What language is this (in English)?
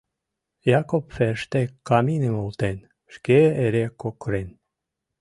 Mari